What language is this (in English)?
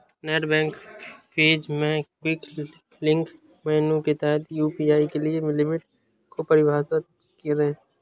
Hindi